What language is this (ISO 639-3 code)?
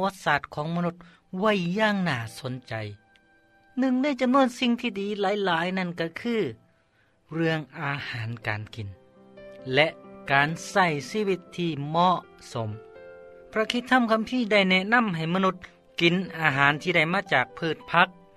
tha